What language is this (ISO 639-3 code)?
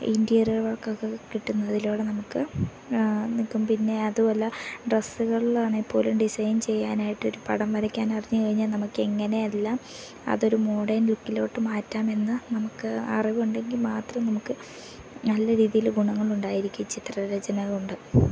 mal